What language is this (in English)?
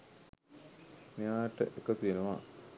Sinhala